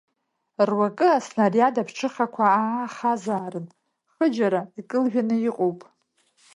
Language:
Abkhazian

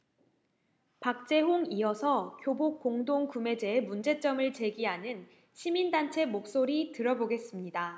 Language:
Korean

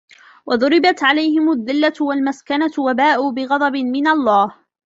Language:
Arabic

